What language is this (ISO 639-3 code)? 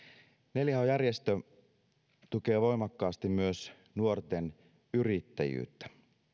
fin